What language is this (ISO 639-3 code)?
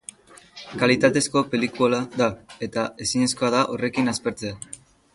eus